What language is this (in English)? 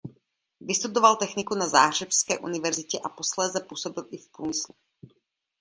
Czech